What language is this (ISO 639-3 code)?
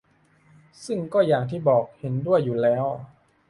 tha